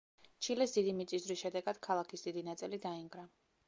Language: Georgian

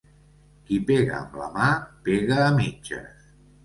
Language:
Catalan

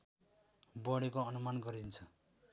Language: Nepali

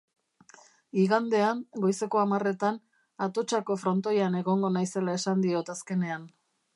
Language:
Basque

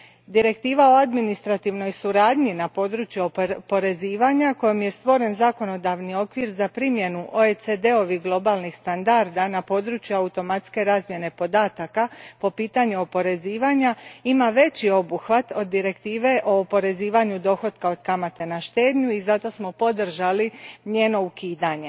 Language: Croatian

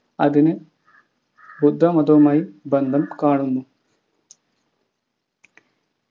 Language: Malayalam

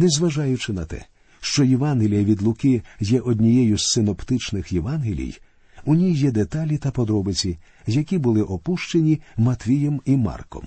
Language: Ukrainian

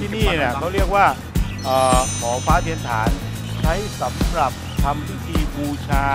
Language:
Thai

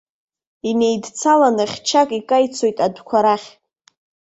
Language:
Abkhazian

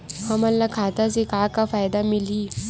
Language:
Chhattisgarhi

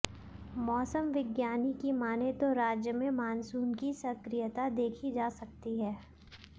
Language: Hindi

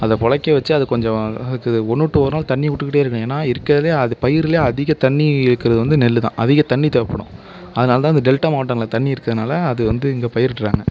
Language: Tamil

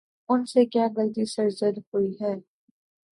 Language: Urdu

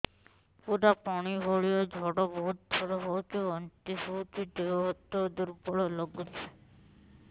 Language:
Odia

